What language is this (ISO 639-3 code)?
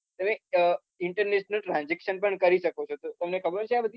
guj